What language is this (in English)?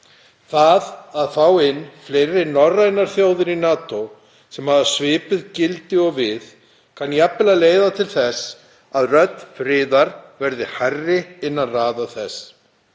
Icelandic